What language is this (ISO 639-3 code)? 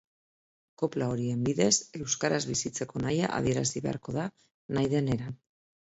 eus